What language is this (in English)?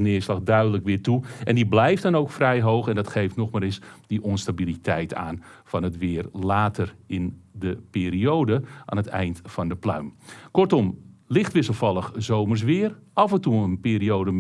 Dutch